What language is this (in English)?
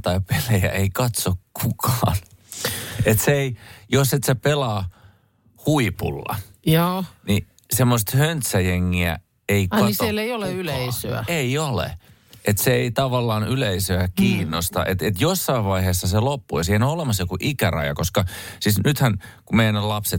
Finnish